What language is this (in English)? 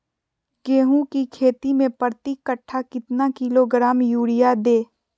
Magahi